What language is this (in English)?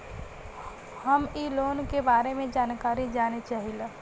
Bhojpuri